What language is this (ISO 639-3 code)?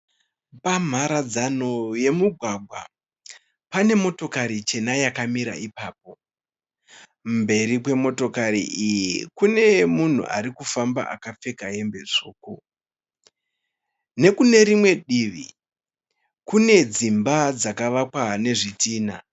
sna